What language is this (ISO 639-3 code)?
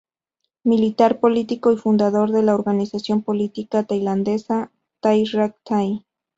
spa